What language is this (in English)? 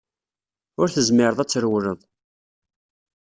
Kabyle